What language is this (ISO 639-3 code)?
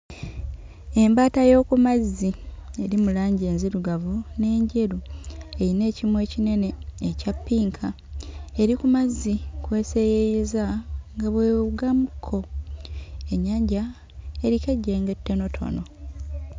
lug